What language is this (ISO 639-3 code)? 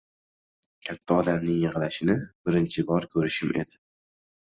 uzb